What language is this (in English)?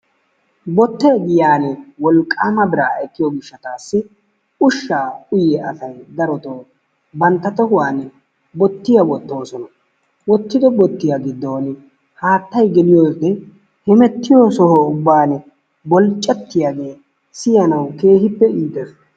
Wolaytta